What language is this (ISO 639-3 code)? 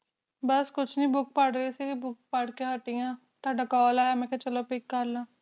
pan